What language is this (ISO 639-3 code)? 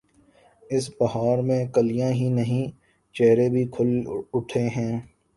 urd